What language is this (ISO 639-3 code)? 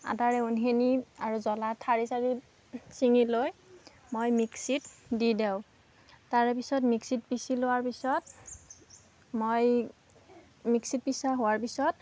asm